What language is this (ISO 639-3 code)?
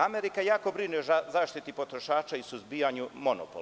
srp